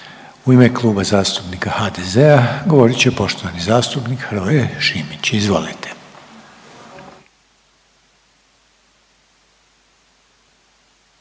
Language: Croatian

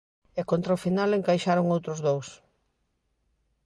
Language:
Galician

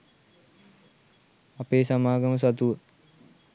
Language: Sinhala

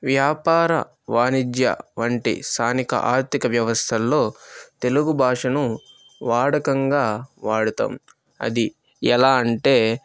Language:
Telugu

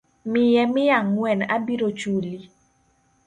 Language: Luo (Kenya and Tanzania)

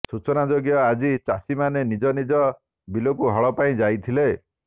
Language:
Odia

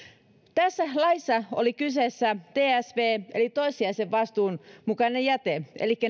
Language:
Finnish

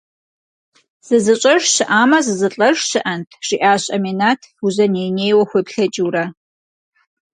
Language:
Kabardian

